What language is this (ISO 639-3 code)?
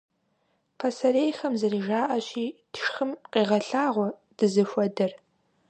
kbd